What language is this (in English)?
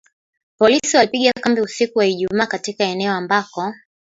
Swahili